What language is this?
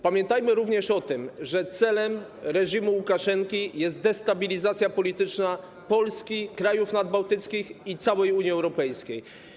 Polish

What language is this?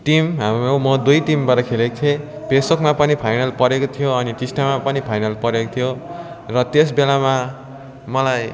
Nepali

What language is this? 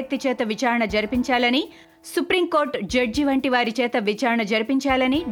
Telugu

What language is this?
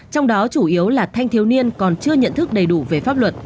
Vietnamese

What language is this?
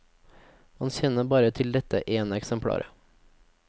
Norwegian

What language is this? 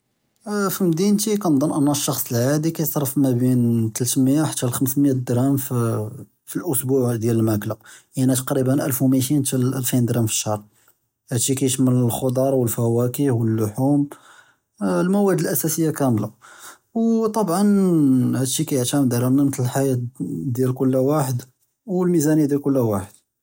Judeo-Arabic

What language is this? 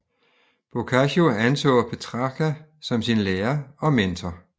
Danish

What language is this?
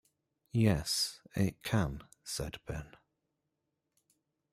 English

